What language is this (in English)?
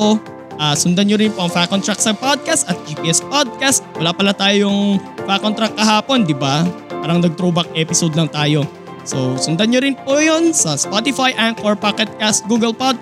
Filipino